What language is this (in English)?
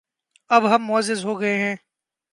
Urdu